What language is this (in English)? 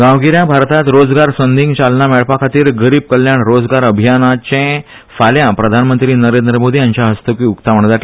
Konkani